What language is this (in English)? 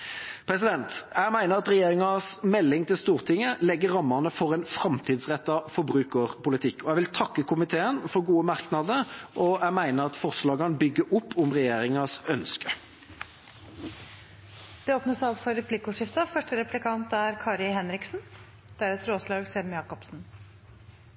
Norwegian Bokmål